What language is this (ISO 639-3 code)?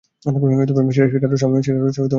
ben